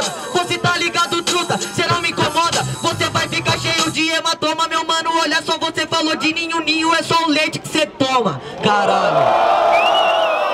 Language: Portuguese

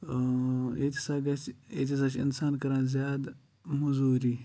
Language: Kashmiri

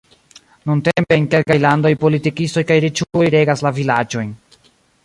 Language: Esperanto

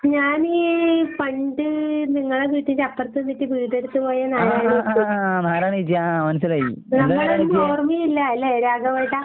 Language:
Malayalam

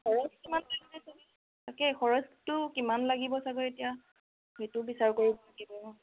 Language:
Assamese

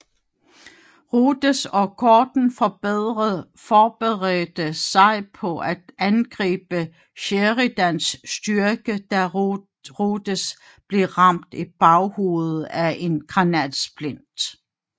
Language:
Danish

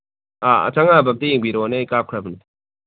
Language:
Manipuri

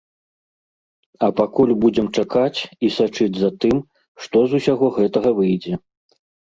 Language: Belarusian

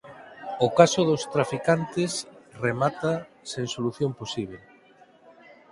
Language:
Galician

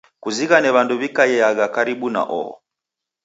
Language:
Taita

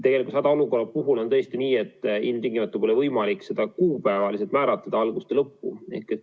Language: Estonian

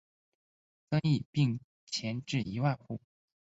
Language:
Chinese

